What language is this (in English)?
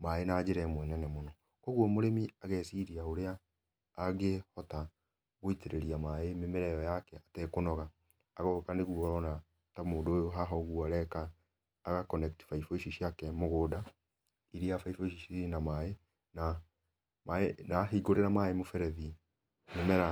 Kikuyu